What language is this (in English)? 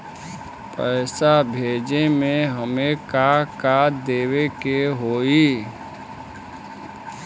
Bhojpuri